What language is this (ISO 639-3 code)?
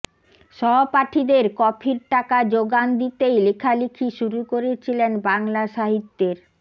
ben